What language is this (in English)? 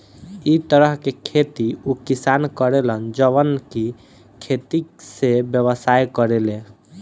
Bhojpuri